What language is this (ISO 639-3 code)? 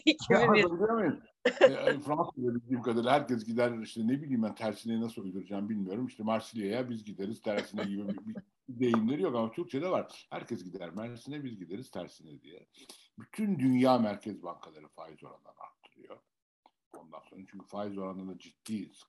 tur